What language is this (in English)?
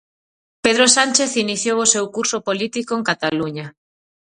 Galician